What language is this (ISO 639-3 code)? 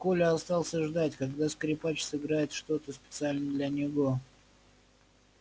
rus